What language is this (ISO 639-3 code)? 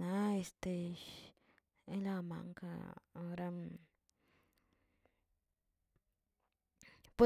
zts